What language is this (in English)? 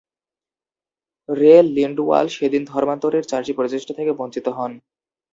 Bangla